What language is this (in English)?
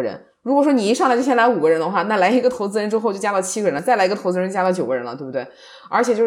Chinese